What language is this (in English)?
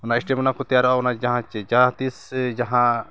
Santali